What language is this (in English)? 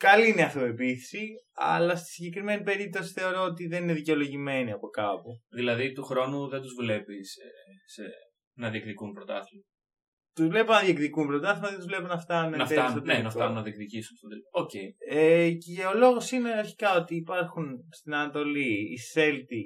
Greek